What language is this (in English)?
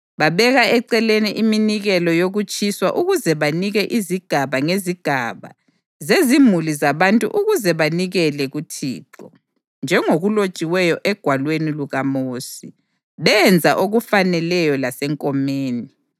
North Ndebele